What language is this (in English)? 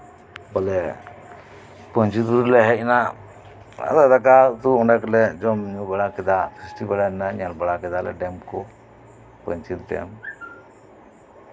Santali